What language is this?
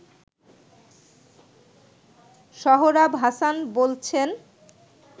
Bangla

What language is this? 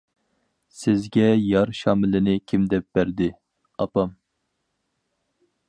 Uyghur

